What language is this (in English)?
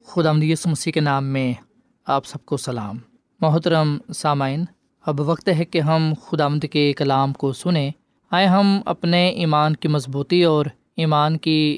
Urdu